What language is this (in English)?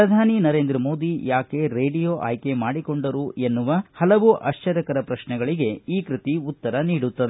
Kannada